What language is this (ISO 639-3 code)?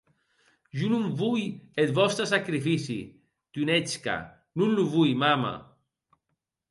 oci